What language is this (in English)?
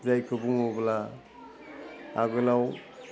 Bodo